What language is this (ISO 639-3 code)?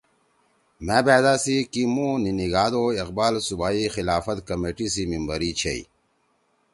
trw